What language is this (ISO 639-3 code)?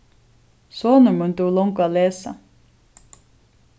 fao